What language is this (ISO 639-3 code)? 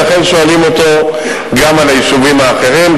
heb